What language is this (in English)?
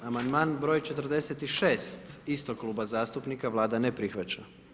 Croatian